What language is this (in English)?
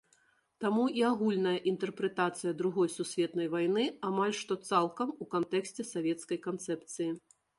Belarusian